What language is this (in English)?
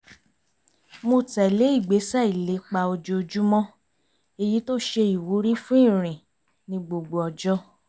Yoruba